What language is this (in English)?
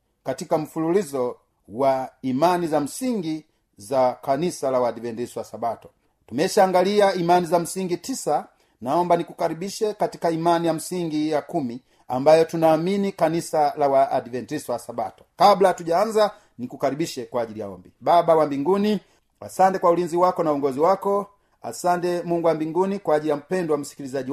Swahili